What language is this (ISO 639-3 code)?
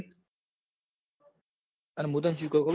guj